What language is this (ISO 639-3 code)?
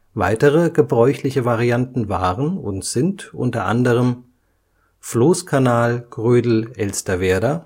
deu